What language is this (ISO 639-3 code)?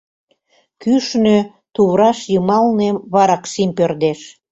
chm